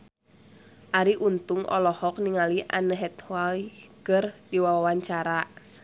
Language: Sundanese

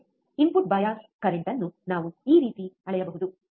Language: Kannada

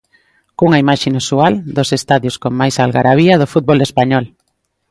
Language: Galician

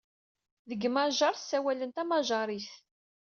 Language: Kabyle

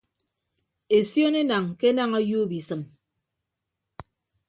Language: Ibibio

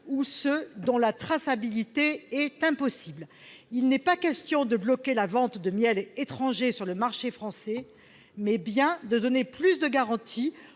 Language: French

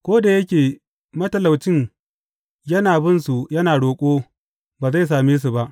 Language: Hausa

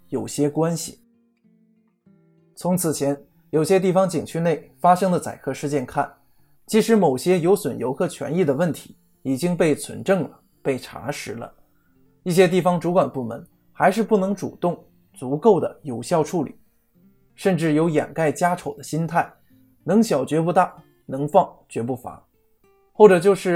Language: Chinese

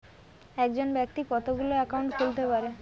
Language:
Bangla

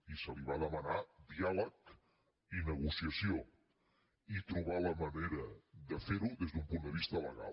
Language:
Catalan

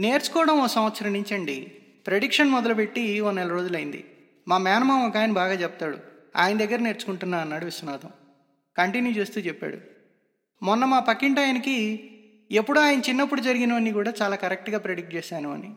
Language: Telugu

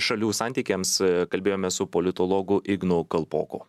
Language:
Lithuanian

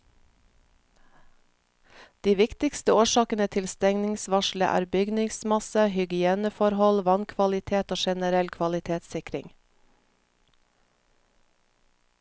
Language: Norwegian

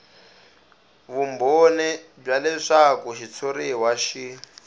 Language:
Tsonga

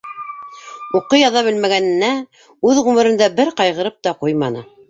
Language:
Bashkir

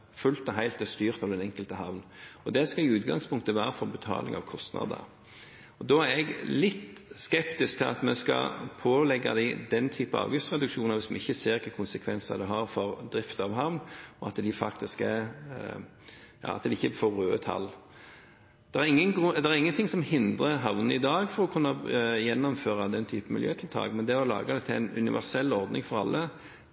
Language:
Norwegian Bokmål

